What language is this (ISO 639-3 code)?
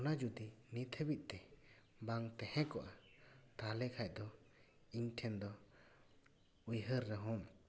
sat